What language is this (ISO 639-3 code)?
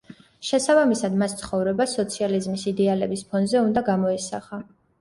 kat